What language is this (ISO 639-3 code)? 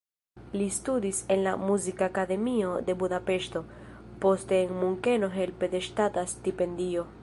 epo